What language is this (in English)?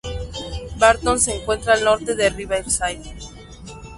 Spanish